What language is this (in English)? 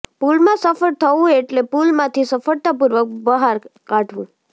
Gujarati